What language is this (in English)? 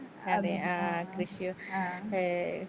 Malayalam